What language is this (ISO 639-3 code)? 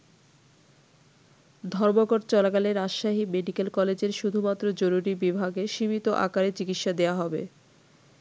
ben